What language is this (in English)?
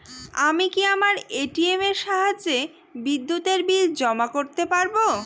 Bangla